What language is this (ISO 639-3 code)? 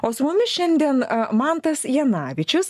lit